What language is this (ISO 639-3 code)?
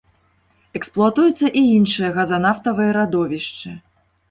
bel